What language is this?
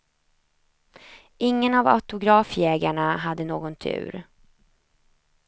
Swedish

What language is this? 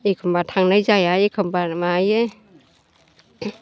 Bodo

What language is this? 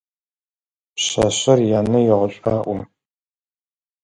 Adyghe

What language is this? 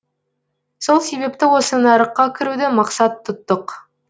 Kazakh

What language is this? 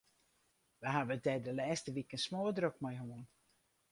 Western Frisian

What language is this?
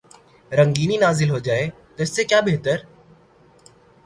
Urdu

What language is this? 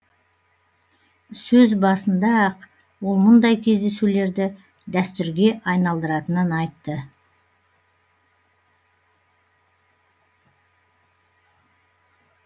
Kazakh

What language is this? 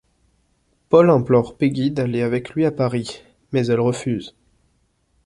French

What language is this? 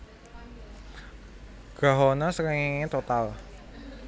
Javanese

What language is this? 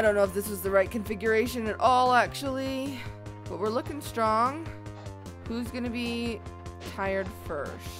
English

